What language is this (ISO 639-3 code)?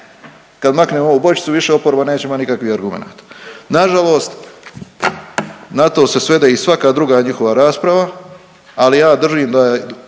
hrv